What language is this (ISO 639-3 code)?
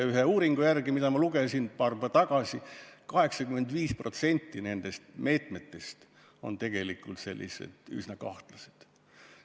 est